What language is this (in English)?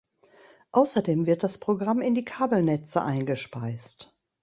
German